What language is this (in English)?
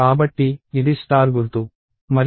Telugu